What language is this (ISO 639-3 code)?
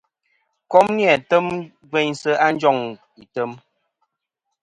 bkm